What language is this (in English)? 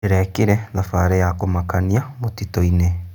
Kikuyu